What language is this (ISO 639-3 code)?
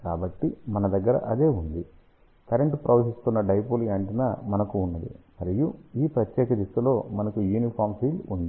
tel